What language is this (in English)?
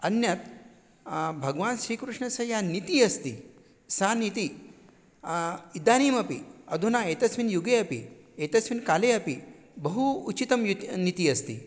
Sanskrit